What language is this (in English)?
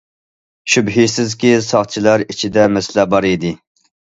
Uyghur